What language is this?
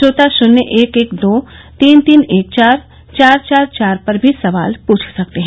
Hindi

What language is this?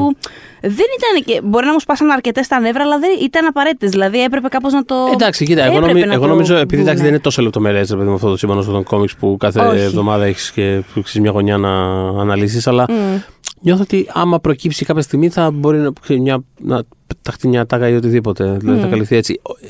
Greek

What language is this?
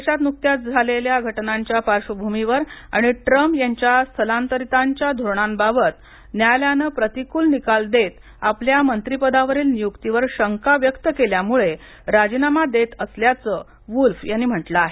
Marathi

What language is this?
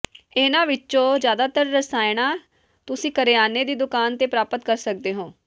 Punjabi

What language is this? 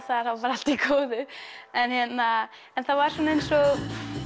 Icelandic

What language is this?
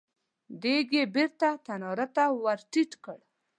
Pashto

